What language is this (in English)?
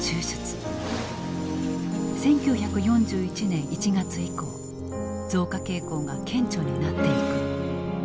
Japanese